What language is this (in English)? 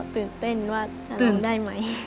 Thai